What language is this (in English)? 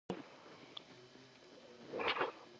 Georgian